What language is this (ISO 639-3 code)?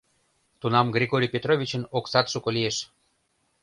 chm